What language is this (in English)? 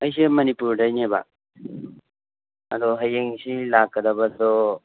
Manipuri